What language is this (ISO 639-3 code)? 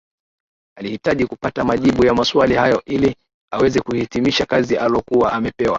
swa